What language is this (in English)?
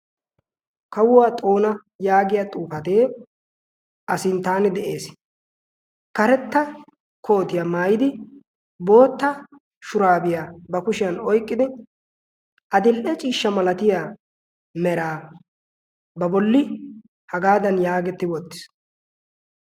Wolaytta